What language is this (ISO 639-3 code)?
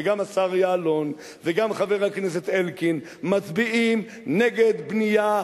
heb